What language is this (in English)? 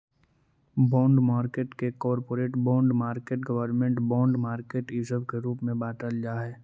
Magahi